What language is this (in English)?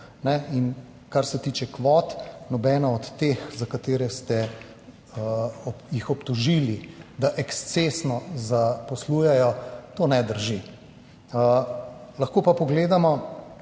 Slovenian